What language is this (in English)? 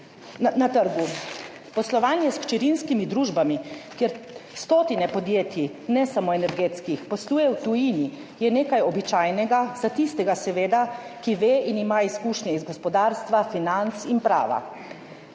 Slovenian